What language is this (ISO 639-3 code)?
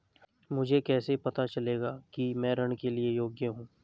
hin